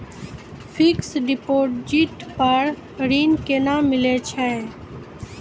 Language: Maithili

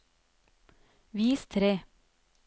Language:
Norwegian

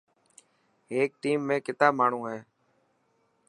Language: Dhatki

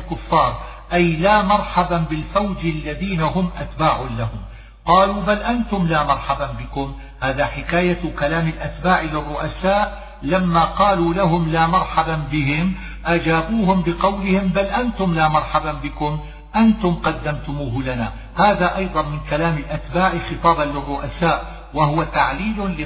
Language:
Arabic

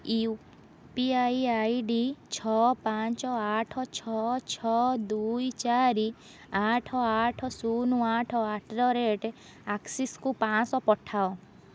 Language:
Odia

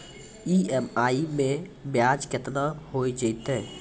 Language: Maithili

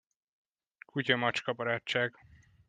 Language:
Hungarian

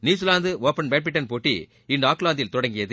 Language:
Tamil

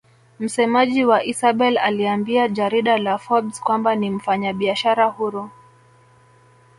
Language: Swahili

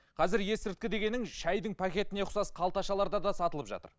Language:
Kazakh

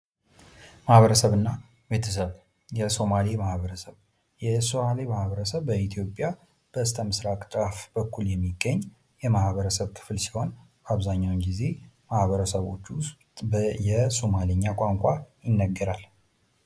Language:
Amharic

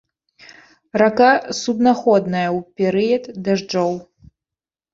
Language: Belarusian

